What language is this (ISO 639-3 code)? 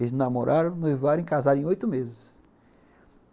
por